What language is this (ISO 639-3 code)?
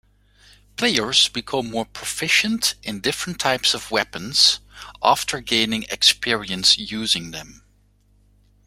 eng